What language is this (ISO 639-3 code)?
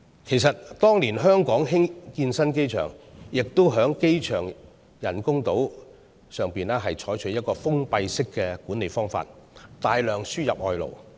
yue